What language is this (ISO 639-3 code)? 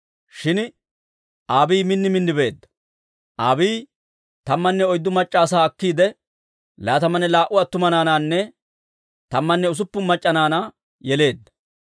dwr